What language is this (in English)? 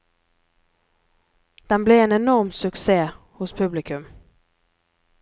Norwegian